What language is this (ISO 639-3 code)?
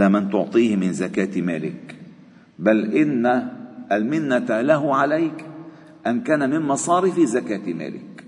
ara